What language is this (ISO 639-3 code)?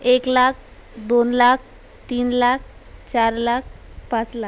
mar